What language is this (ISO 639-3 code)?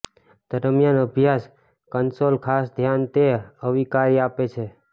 guj